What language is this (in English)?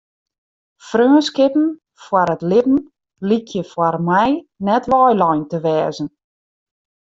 Western Frisian